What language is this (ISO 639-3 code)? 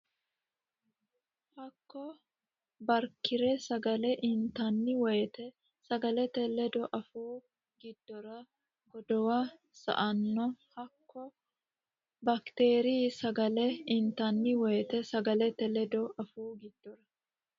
sid